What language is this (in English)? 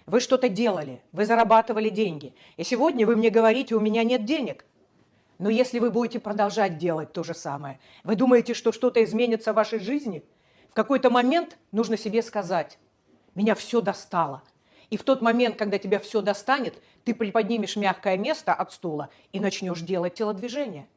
Russian